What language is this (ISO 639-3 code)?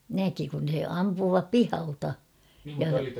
fin